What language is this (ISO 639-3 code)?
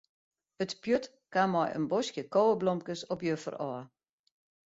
fry